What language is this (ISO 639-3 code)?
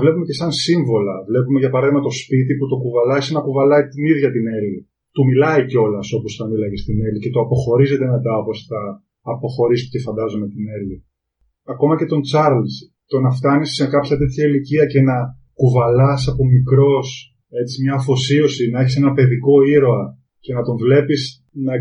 ell